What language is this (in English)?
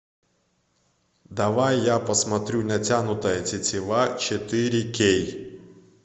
Russian